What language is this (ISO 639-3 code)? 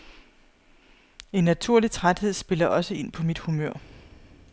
dan